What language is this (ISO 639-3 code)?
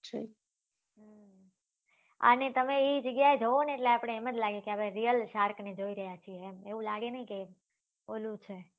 guj